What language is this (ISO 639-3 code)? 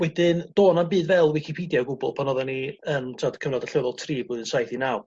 cym